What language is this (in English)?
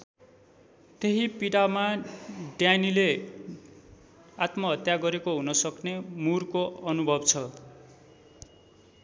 Nepali